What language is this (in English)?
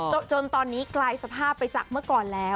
Thai